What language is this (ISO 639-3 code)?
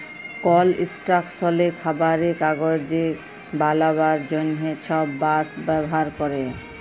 ben